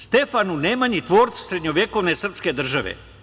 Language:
Serbian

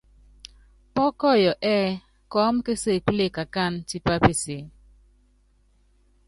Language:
Yangben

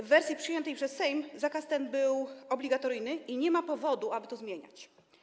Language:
Polish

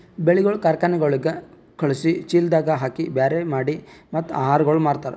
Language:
Kannada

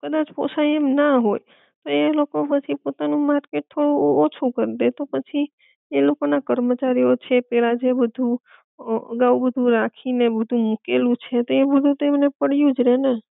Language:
Gujarati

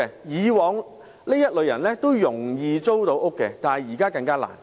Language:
Cantonese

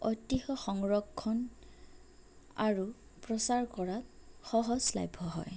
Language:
Assamese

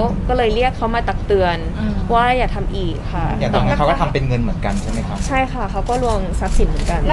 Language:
Thai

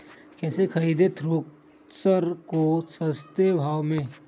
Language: Magahi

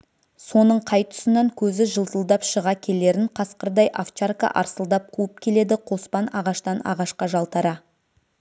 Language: Kazakh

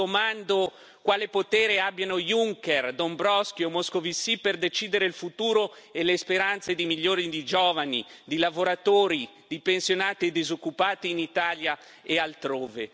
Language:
Italian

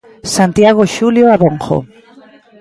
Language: Galician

